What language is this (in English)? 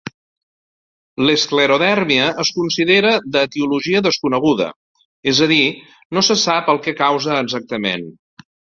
Catalan